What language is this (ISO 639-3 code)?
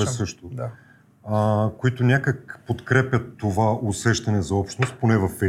bul